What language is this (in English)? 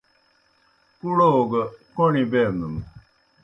Kohistani Shina